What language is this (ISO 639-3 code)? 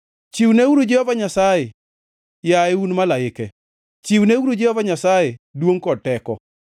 luo